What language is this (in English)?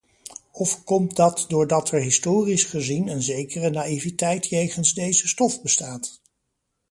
Dutch